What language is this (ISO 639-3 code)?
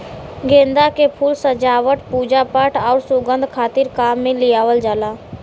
bho